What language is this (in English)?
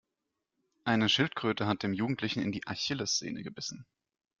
German